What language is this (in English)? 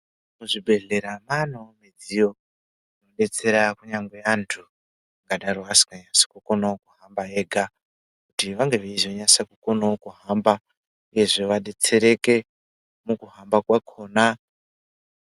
Ndau